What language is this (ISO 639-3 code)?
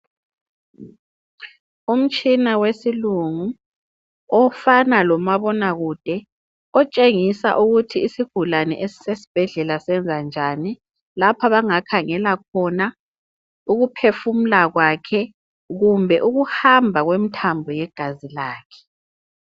nde